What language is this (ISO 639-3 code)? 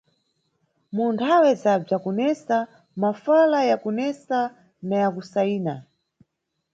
nyu